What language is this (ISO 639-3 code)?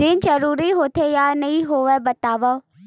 hne